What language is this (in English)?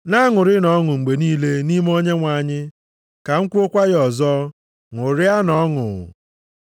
Igbo